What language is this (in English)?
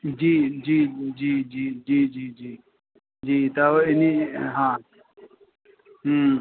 Sindhi